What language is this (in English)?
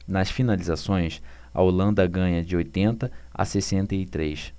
Portuguese